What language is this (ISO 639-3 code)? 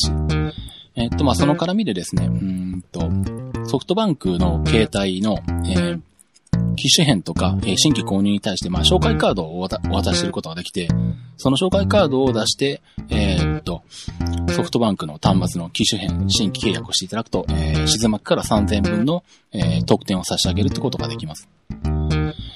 jpn